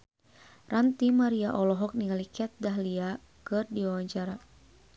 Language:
Sundanese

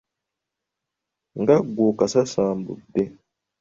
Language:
Ganda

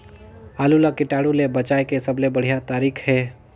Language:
Chhattisgarhi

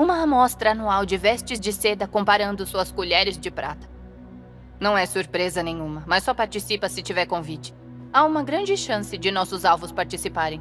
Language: Portuguese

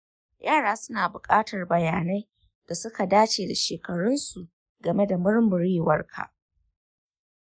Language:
Hausa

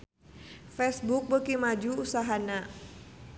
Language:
Sundanese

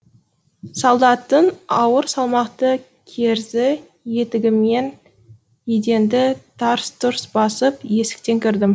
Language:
Kazakh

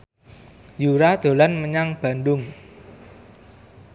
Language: Javanese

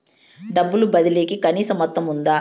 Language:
Telugu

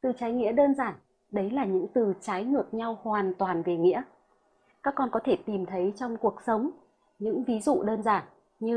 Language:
Vietnamese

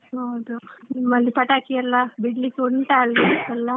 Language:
Kannada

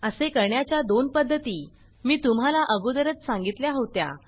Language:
Marathi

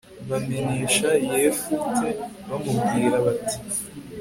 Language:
Kinyarwanda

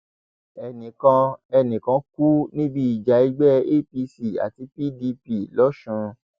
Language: Yoruba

